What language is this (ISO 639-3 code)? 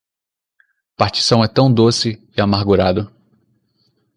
por